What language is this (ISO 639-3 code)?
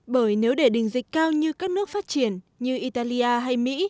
vie